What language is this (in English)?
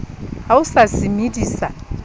Southern Sotho